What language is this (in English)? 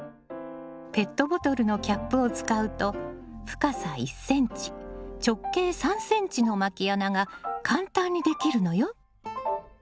Japanese